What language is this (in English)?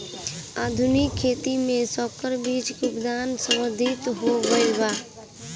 Bhojpuri